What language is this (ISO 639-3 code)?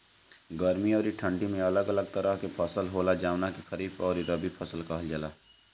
bho